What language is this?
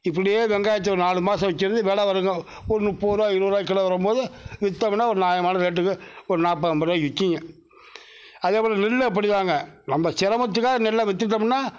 Tamil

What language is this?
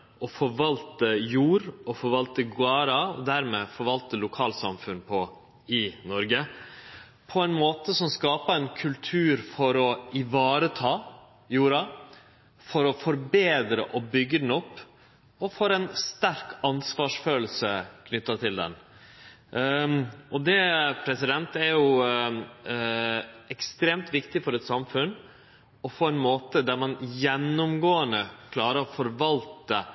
Norwegian Nynorsk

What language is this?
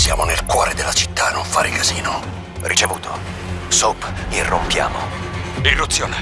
Italian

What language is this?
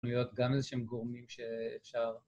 Hebrew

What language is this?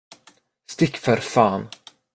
Swedish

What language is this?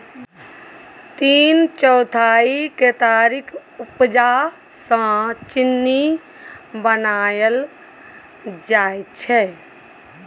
Maithili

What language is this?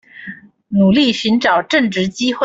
Chinese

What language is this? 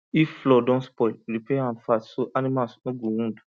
Nigerian Pidgin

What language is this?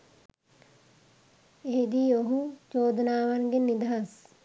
Sinhala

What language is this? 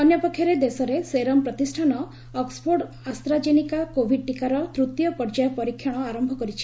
Odia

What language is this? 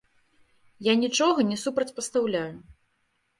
Belarusian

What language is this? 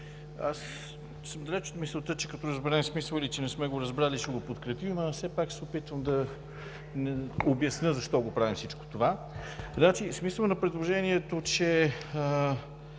Bulgarian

